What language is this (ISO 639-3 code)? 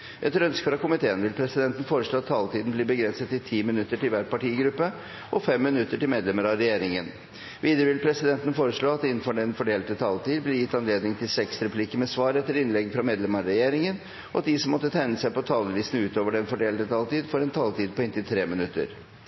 nob